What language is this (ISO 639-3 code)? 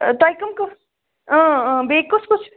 kas